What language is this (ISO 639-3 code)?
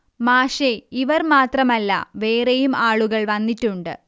mal